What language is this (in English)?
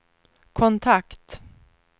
Swedish